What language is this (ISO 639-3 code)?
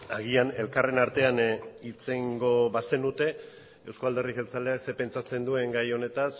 eus